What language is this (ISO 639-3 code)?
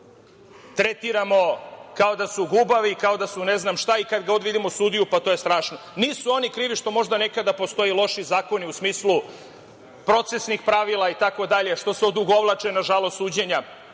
srp